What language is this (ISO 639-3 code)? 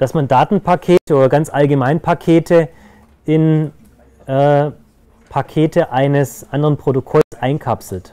deu